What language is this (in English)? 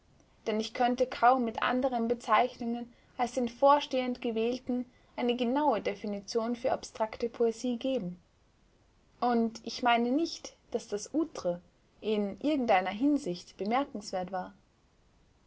German